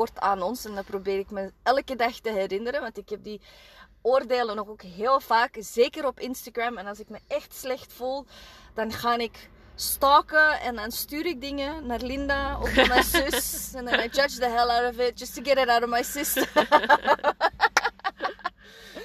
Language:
Dutch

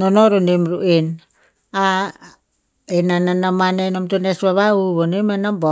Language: Tinputz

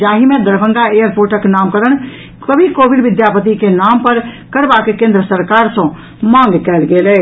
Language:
Maithili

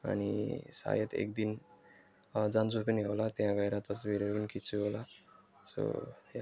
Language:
Nepali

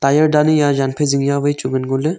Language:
Wancho Naga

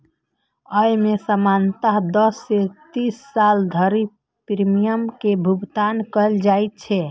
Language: Maithili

